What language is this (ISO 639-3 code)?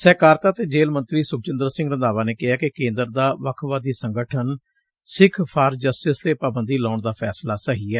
pan